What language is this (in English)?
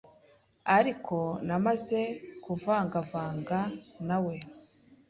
Kinyarwanda